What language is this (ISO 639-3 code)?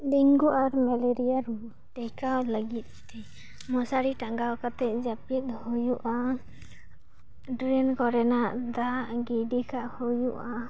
sat